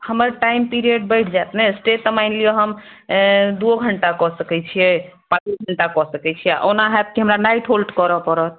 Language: Maithili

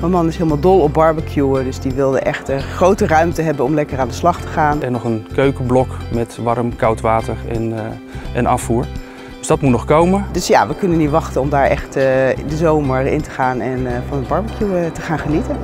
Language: Dutch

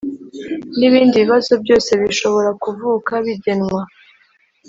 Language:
Kinyarwanda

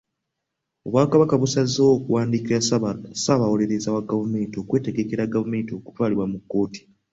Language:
Ganda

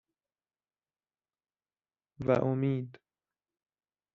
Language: Persian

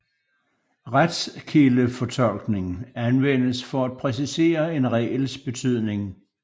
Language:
Danish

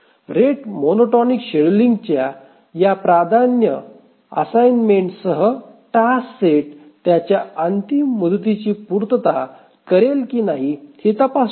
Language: Marathi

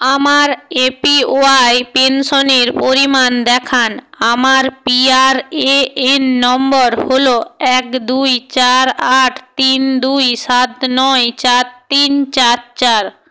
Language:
Bangla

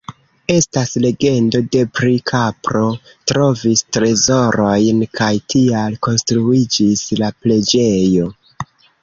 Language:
Esperanto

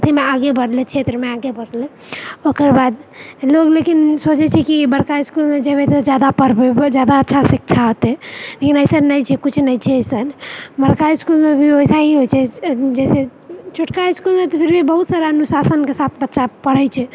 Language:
Maithili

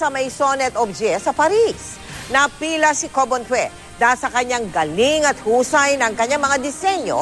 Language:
Filipino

